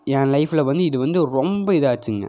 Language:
Tamil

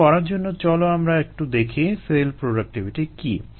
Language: Bangla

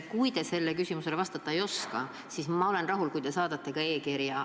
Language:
Estonian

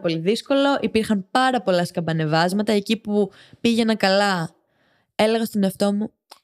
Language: Greek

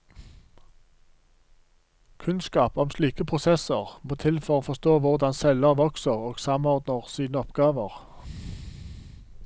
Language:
Norwegian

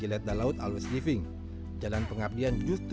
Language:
Indonesian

